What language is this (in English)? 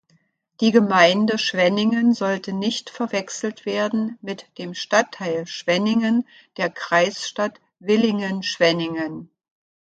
German